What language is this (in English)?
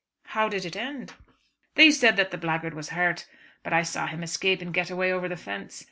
English